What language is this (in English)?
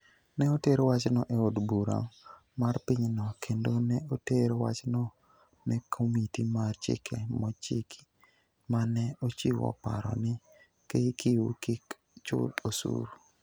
Luo (Kenya and Tanzania)